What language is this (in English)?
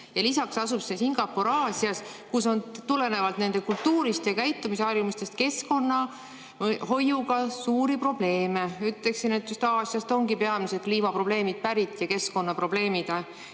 Estonian